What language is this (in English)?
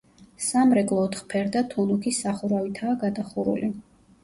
Georgian